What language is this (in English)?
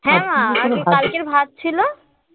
Bangla